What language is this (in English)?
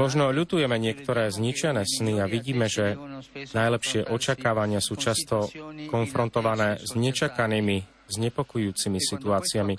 Slovak